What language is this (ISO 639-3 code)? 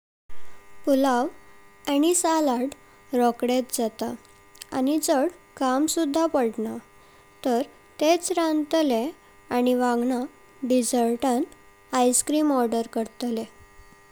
kok